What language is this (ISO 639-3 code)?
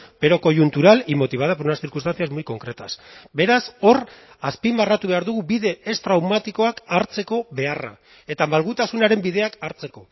eus